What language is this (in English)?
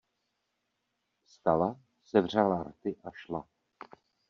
Czech